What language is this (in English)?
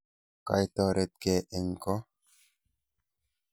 Kalenjin